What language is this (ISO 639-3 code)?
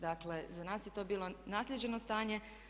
hrv